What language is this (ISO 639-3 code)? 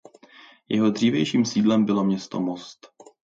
ces